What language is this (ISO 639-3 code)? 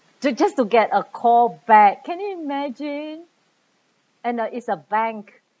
eng